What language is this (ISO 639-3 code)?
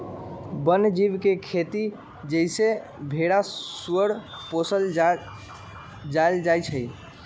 mag